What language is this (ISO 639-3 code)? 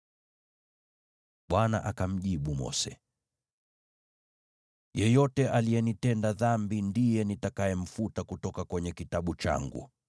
swa